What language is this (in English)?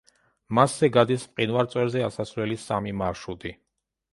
Georgian